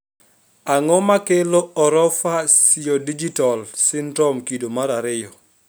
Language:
Luo (Kenya and Tanzania)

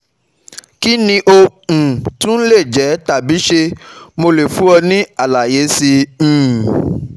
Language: Yoruba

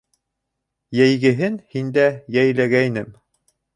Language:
Bashkir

